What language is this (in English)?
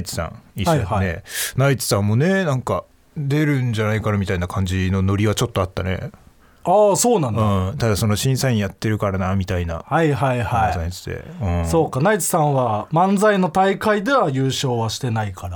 Japanese